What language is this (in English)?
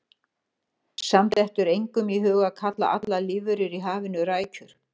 Icelandic